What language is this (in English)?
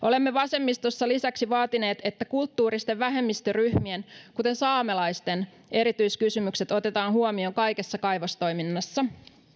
Finnish